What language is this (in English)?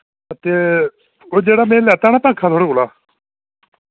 Dogri